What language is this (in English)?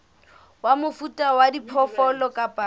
Southern Sotho